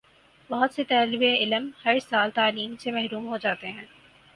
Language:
Urdu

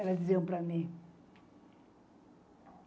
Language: Portuguese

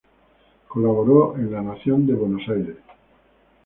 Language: Spanish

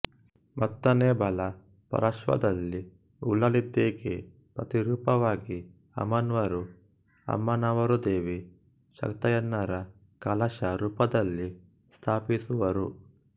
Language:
Kannada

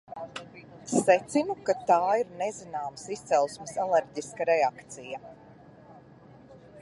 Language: Latvian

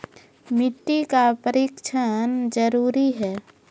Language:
Maithili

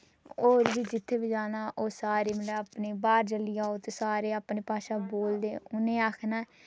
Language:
Dogri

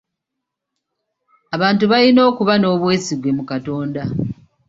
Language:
Ganda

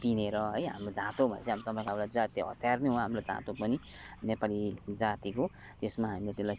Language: Nepali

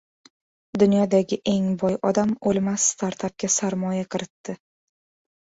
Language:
Uzbek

